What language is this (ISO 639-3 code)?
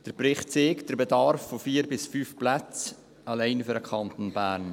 gsw